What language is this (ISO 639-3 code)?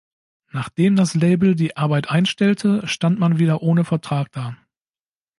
deu